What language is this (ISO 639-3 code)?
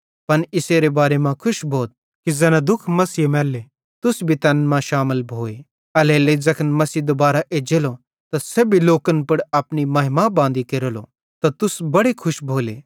bhd